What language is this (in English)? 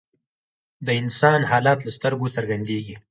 Pashto